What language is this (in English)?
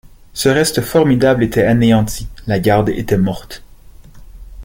French